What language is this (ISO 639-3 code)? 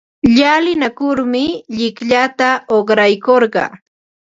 qva